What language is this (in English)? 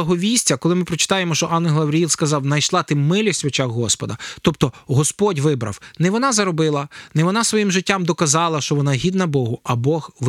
Ukrainian